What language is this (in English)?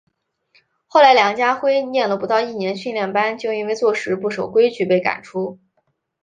Chinese